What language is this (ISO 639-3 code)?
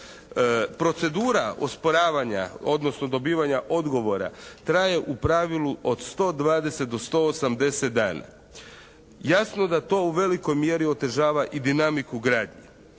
hrv